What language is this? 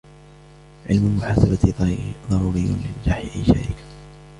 Arabic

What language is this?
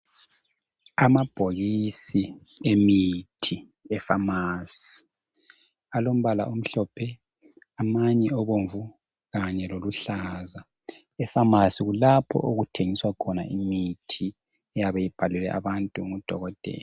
North Ndebele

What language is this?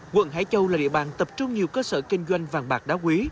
Vietnamese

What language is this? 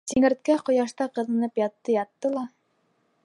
Bashkir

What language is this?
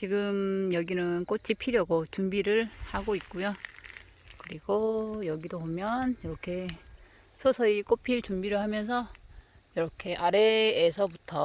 Korean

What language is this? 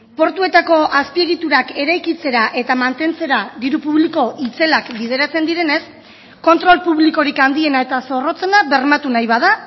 Basque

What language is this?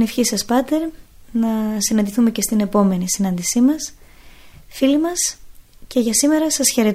Greek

